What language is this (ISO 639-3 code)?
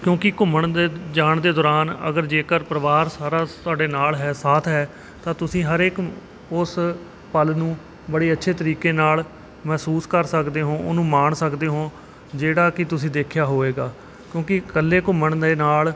pan